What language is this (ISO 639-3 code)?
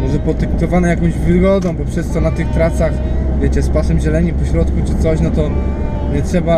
pol